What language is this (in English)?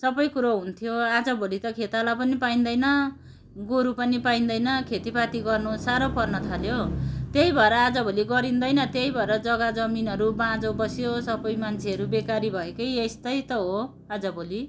Nepali